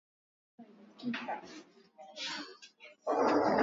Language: Swahili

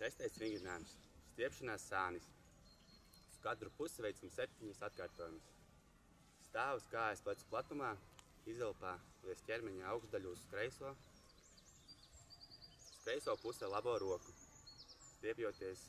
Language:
Dutch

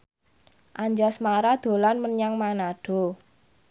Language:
Javanese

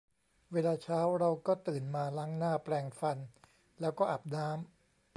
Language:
Thai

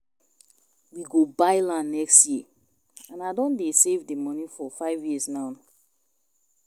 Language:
Nigerian Pidgin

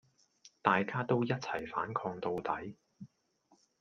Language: Cantonese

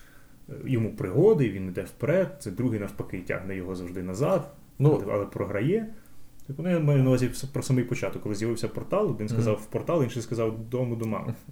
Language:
Ukrainian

